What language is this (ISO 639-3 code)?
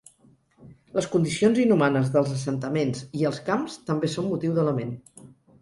cat